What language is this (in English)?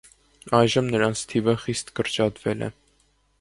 Armenian